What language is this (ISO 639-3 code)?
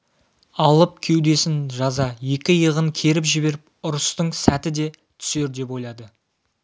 kaz